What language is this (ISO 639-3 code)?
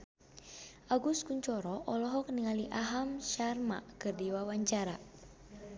sun